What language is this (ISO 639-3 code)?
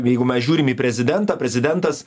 lit